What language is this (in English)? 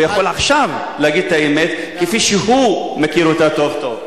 Hebrew